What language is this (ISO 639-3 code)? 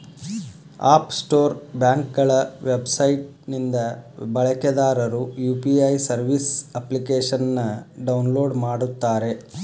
kan